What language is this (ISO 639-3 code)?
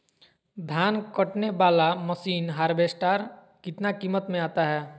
mag